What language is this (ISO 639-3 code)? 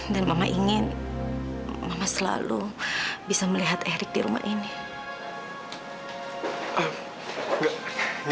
ind